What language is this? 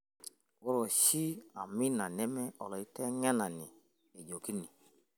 Masai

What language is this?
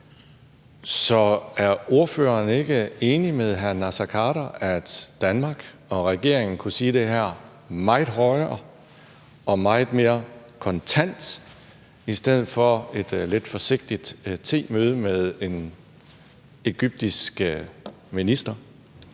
Danish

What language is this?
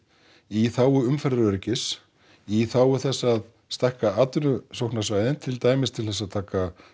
Icelandic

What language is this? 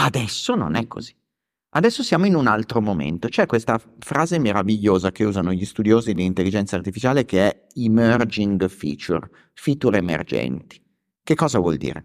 Italian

